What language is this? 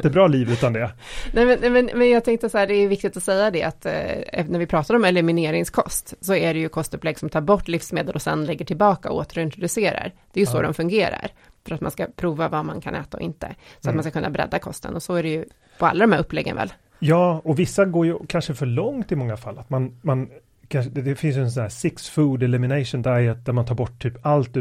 Swedish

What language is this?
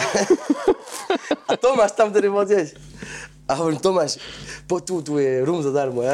Slovak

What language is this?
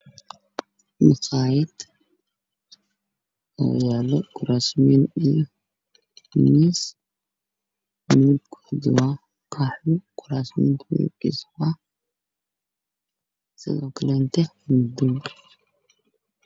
Somali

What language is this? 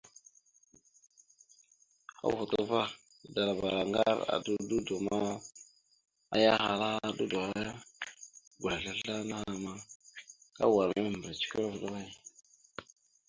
Mada (Cameroon)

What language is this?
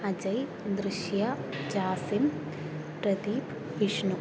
Malayalam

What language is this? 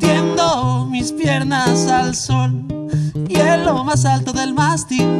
Spanish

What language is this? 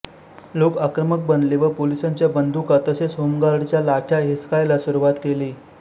Marathi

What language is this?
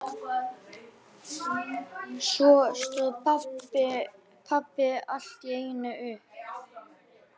Icelandic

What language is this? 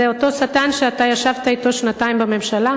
Hebrew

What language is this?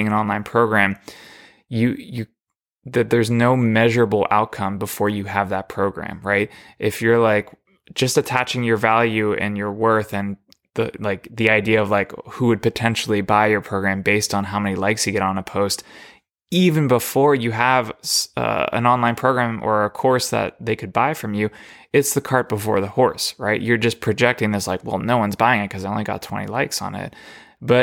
English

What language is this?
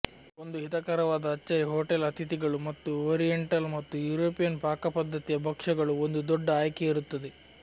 Kannada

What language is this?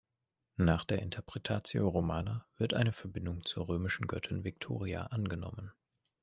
German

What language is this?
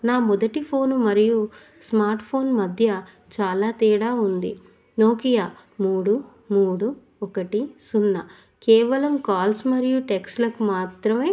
Telugu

